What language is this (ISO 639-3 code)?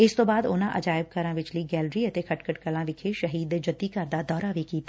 pan